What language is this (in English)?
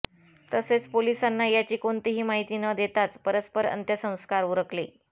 Marathi